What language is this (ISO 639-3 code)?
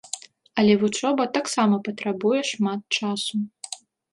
bel